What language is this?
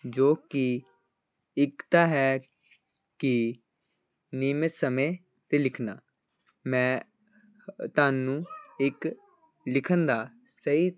Punjabi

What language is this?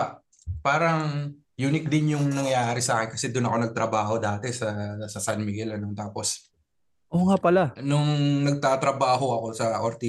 Filipino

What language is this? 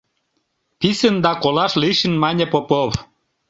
Mari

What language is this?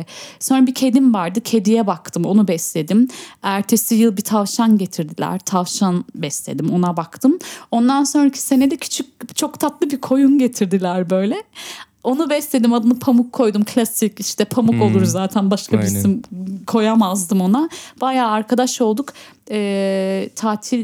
Turkish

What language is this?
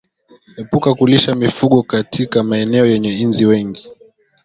Swahili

